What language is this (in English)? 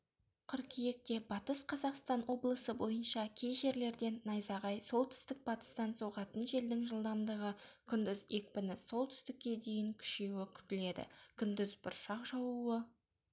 Kazakh